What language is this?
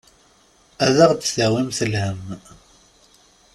Kabyle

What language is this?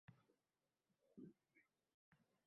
Uzbek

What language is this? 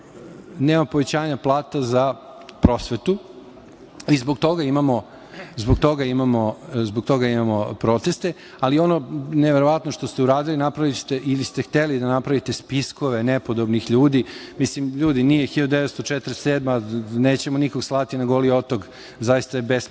Serbian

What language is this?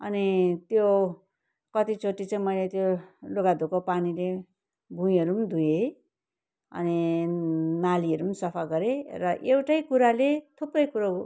Nepali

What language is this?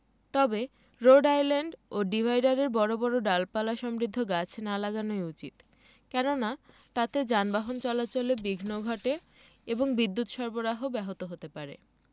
Bangla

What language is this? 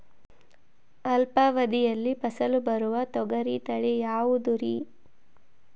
Kannada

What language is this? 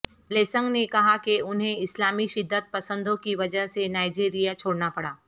Urdu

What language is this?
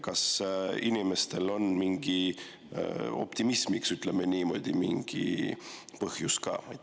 Estonian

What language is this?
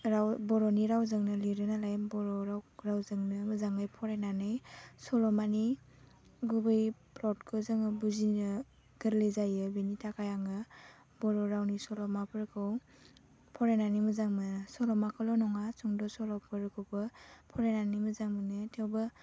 Bodo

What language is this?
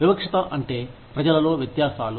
Telugu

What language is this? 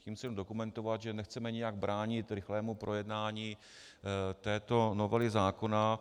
Czech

